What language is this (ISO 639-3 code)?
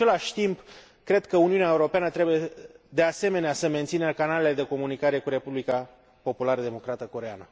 ron